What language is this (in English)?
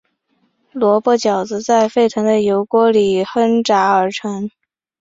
Chinese